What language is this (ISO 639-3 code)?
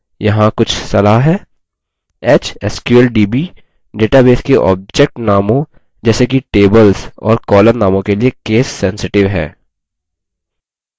hin